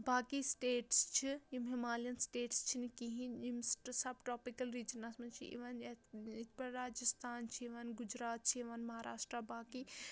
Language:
Kashmiri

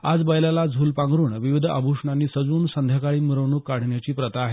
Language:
Marathi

